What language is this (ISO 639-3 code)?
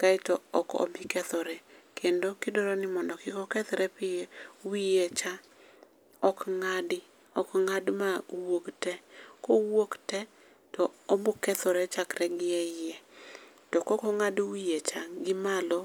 luo